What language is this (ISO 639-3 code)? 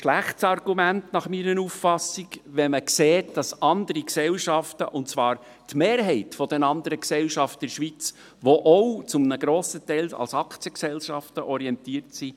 gsw